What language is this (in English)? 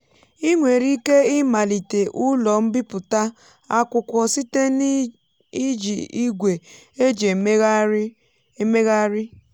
Igbo